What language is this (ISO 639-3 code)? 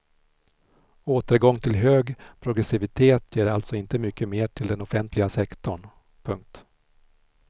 swe